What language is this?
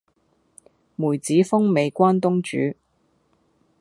Cantonese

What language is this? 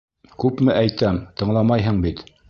Bashkir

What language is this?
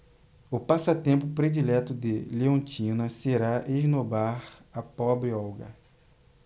Portuguese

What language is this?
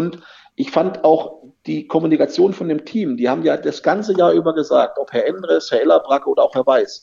German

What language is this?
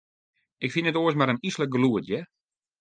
Western Frisian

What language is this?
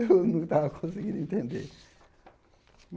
Portuguese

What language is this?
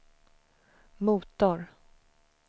Swedish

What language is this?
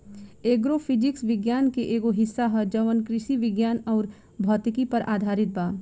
Bhojpuri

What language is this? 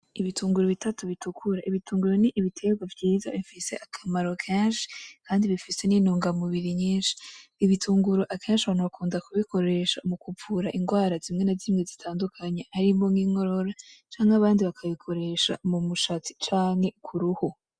Rundi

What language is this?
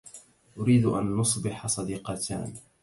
Arabic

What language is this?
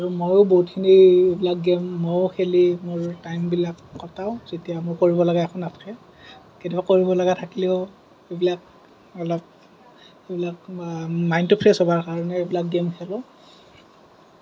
Assamese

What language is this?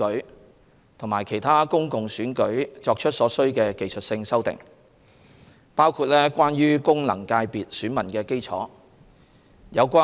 Cantonese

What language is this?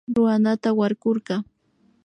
Imbabura Highland Quichua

